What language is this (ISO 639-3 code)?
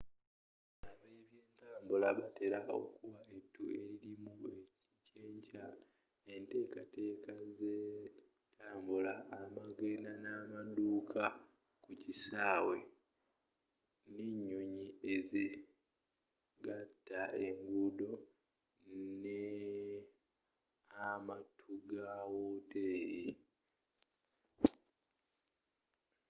lug